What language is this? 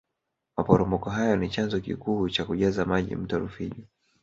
Swahili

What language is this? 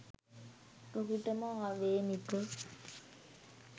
Sinhala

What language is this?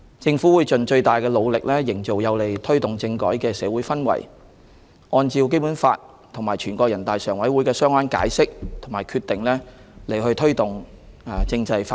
Cantonese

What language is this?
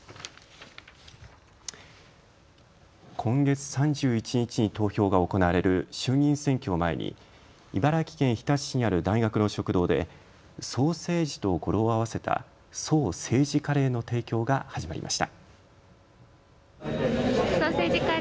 Japanese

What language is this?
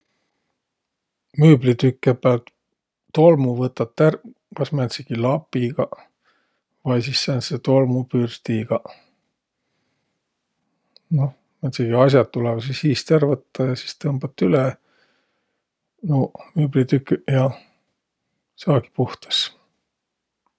Võro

